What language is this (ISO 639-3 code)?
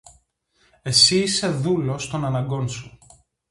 ell